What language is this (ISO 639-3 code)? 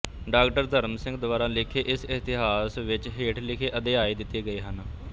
pan